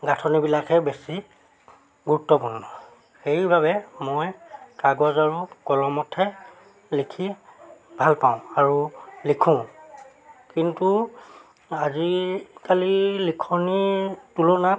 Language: Assamese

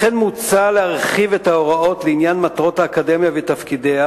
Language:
Hebrew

